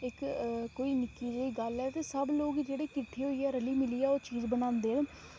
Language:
Dogri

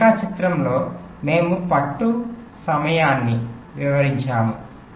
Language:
Telugu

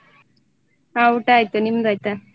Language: Kannada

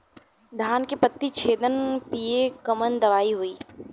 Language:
Bhojpuri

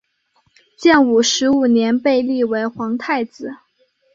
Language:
Chinese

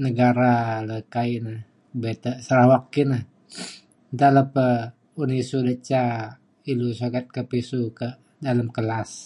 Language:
Mainstream Kenyah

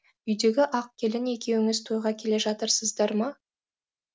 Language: Kazakh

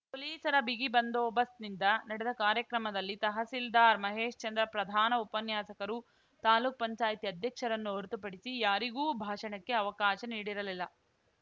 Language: Kannada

